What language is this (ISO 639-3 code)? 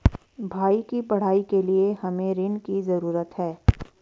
hin